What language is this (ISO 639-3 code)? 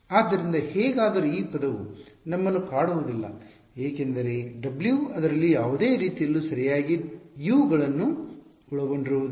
kan